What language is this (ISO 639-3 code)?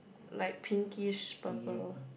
eng